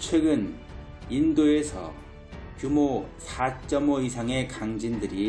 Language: Korean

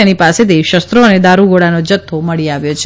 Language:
Gujarati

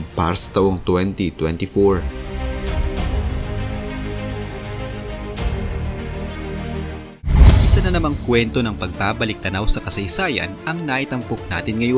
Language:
Filipino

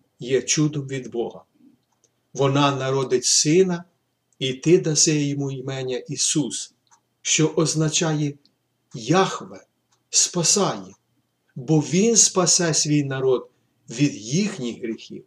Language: Ukrainian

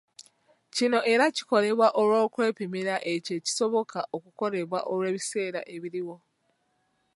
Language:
Ganda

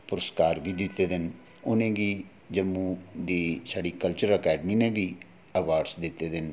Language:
Dogri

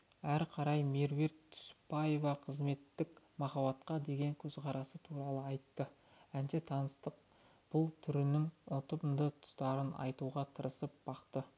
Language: Kazakh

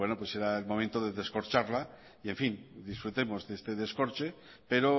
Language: Spanish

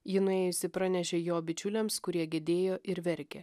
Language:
Lithuanian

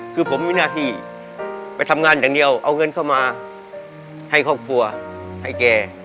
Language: Thai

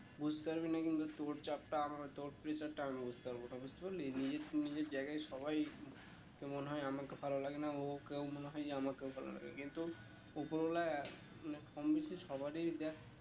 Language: Bangla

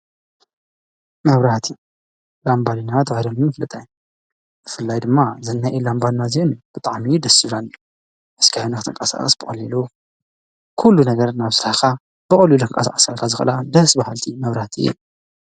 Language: Tigrinya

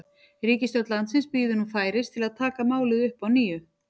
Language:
Icelandic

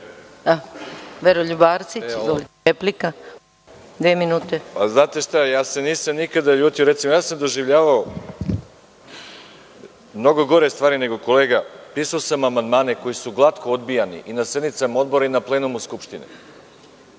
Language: Serbian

